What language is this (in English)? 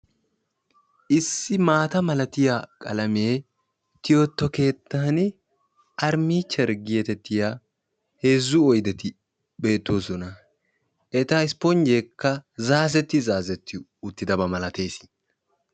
Wolaytta